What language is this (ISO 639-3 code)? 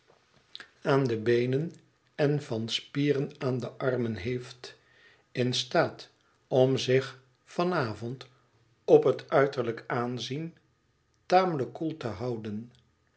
nld